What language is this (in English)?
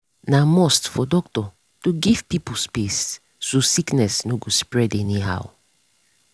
Nigerian Pidgin